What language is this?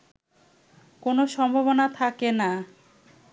Bangla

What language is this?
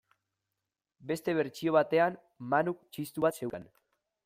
Basque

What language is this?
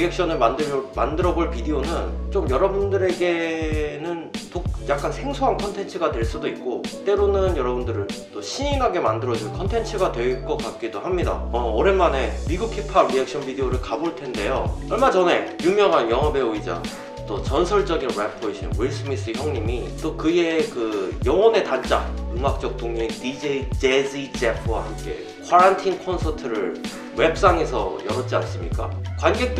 Korean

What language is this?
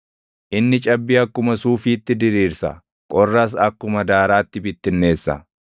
Oromo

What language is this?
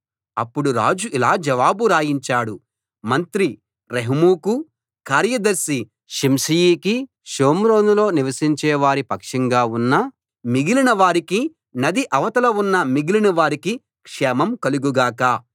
Telugu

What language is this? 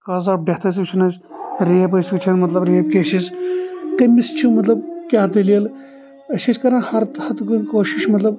Kashmiri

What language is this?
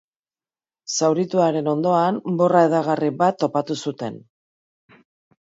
Basque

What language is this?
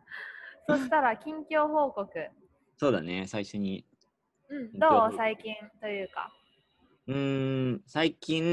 Japanese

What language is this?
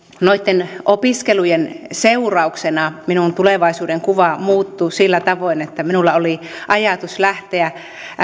Finnish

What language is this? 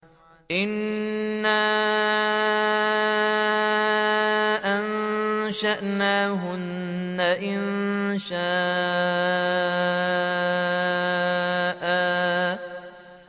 Arabic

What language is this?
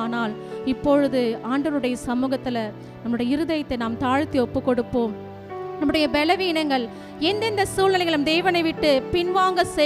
Tamil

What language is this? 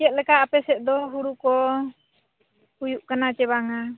Santali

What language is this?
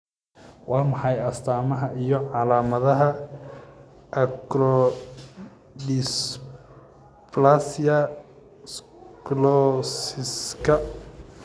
Somali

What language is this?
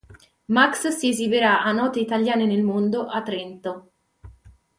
Italian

